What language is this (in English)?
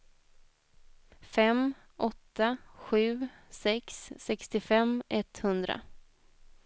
Swedish